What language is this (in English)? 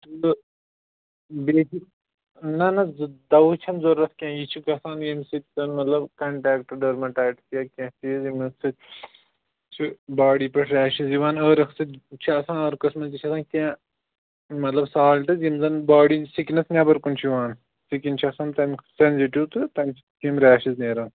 Kashmiri